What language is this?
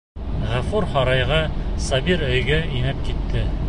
Bashkir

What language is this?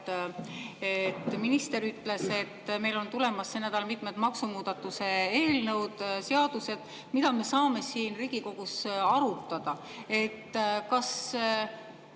Estonian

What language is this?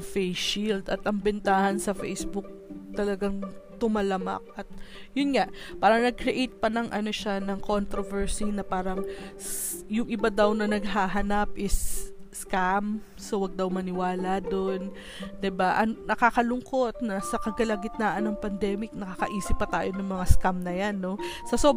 Filipino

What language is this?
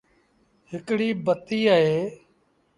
Sindhi Bhil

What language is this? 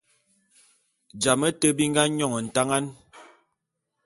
Bulu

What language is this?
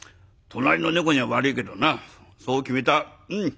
Japanese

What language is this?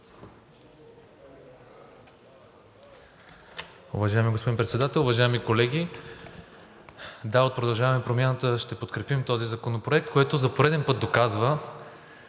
Bulgarian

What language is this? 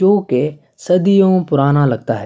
Urdu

